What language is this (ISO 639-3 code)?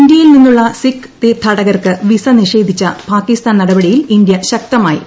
mal